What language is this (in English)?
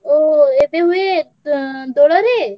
Odia